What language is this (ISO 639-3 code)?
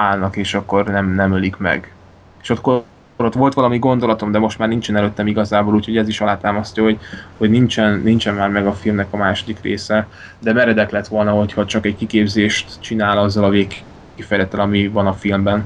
hun